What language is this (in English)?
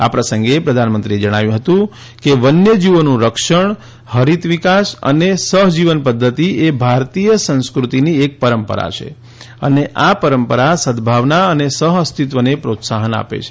Gujarati